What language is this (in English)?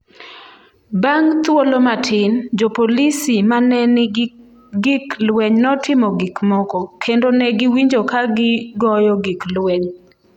Luo (Kenya and Tanzania)